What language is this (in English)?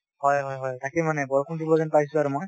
Assamese